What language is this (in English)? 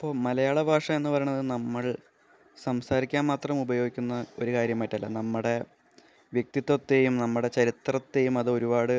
Malayalam